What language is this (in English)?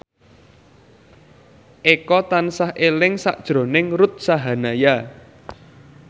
Javanese